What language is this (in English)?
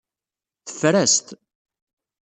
Kabyle